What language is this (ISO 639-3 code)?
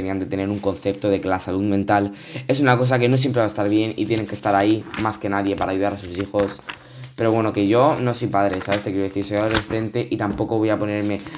spa